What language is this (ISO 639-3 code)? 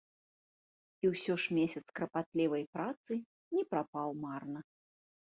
bel